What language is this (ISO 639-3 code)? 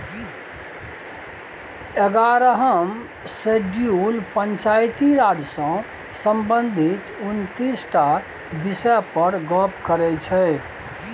mai